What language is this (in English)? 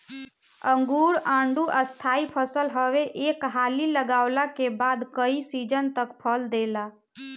Bhojpuri